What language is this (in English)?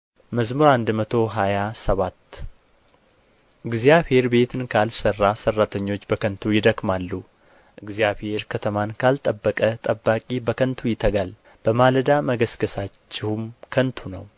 Amharic